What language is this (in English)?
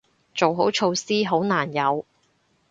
Cantonese